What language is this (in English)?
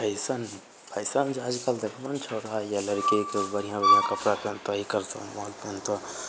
Maithili